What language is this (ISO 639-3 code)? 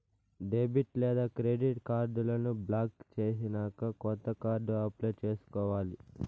tel